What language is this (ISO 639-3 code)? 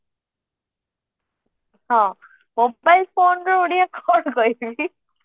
ori